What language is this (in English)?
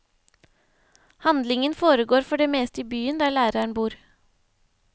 Norwegian